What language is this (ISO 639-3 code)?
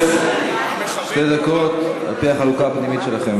heb